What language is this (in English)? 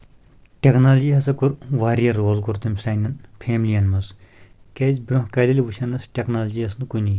Kashmiri